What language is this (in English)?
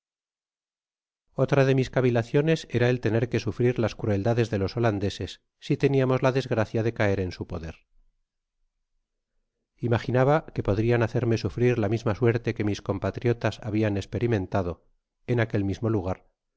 Spanish